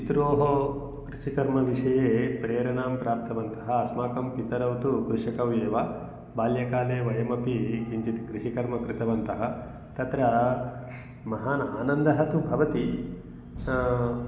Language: Sanskrit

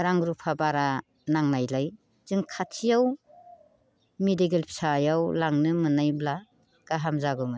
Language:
Bodo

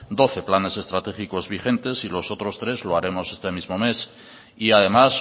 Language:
Spanish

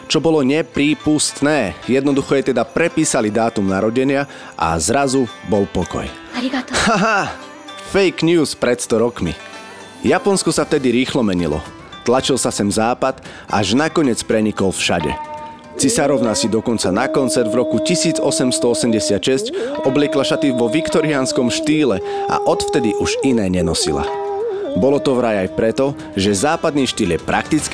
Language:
Slovak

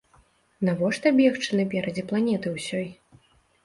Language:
Belarusian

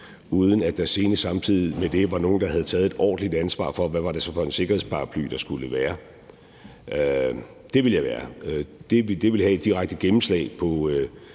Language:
Danish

